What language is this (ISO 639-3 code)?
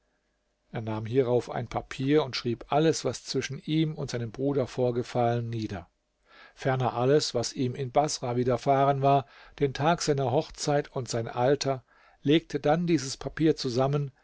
deu